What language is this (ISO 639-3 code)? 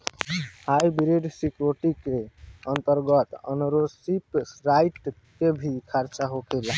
bho